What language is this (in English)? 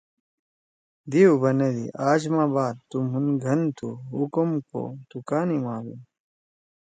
Torwali